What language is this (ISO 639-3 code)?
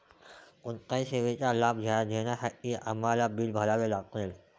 mar